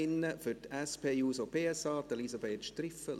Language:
Swiss German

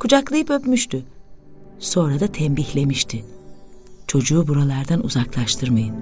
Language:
Turkish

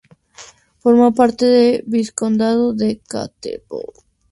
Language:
Spanish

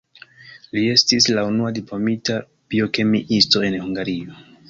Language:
Esperanto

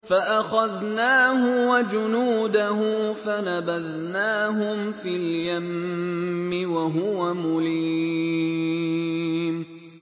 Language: Arabic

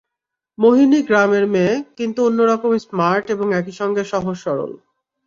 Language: Bangla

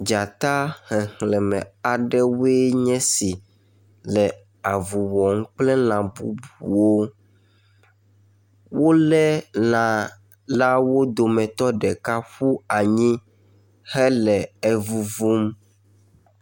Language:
Ewe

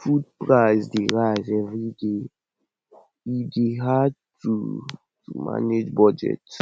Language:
Nigerian Pidgin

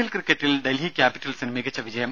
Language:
Malayalam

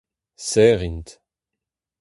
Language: Breton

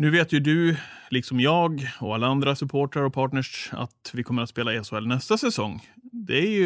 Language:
Swedish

